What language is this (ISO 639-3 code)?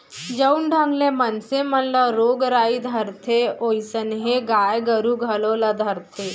hne